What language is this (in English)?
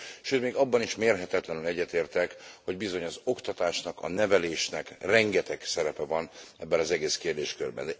Hungarian